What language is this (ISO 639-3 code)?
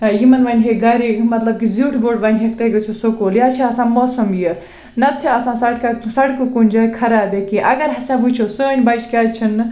kas